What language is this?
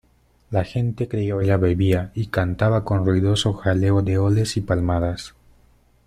Spanish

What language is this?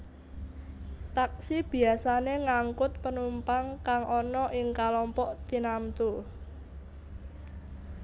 Javanese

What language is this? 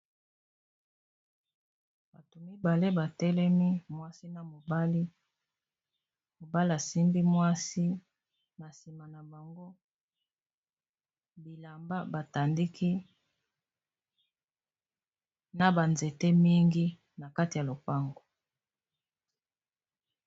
Lingala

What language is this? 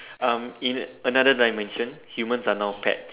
English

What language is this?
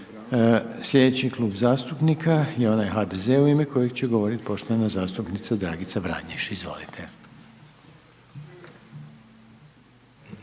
Croatian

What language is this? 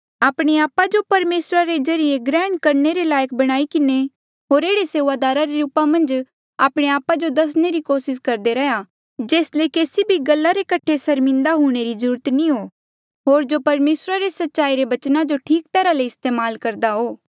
Mandeali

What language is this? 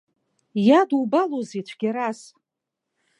Abkhazian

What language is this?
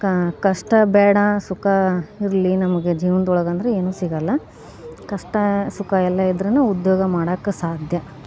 Kannada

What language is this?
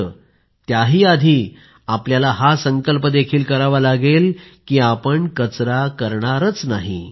Marathi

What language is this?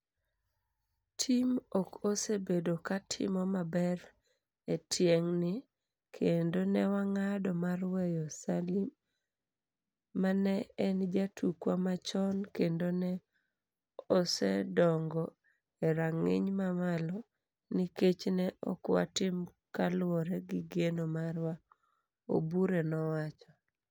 Luo (Kenya and Tanzania)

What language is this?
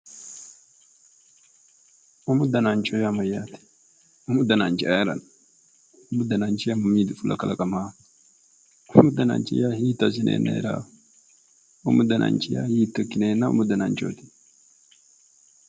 Sidamo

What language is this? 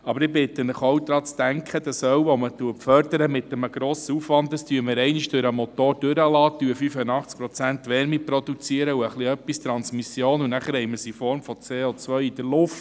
Swiss German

